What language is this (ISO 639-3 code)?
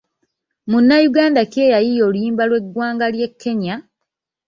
lug